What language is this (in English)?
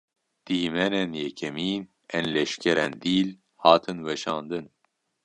Kurdish